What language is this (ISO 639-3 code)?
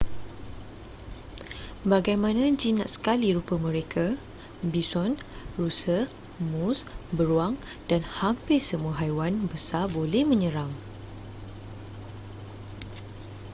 msa